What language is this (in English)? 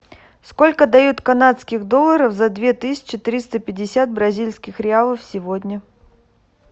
Russian